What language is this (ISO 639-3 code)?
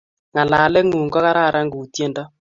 kln